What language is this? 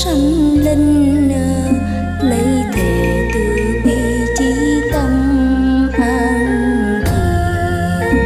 Vietnamese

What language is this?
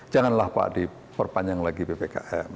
Indonesian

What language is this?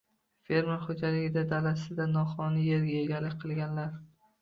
Uzbek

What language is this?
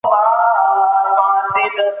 Pashto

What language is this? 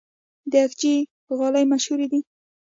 Pashto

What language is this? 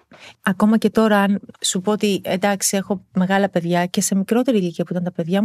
Greek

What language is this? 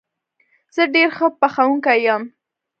Pashto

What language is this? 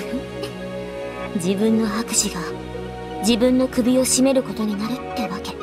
Japanese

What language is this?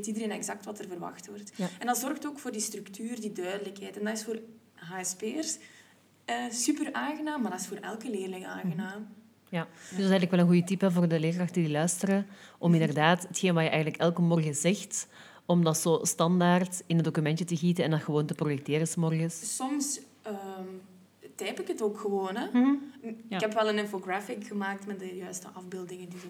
Dutch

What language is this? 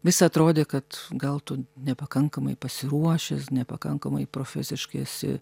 Lithuanian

